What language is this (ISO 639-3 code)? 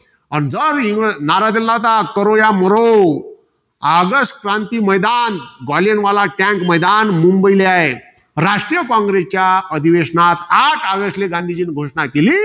mar